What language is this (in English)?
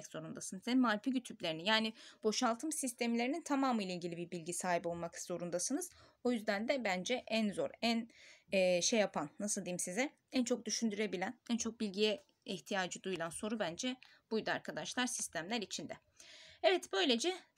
Turkish